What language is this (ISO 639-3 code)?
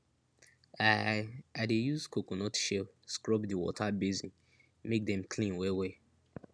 pcm